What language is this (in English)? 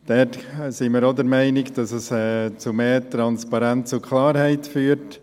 Swiss German